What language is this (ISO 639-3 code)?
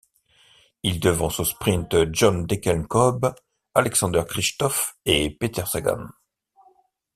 fra